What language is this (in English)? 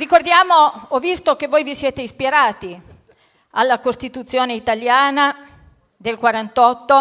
Italian